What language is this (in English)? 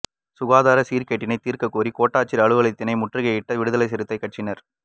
Tamil